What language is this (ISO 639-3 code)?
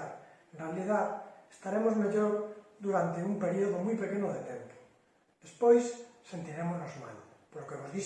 ita